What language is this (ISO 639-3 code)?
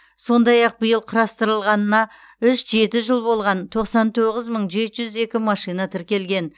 kaz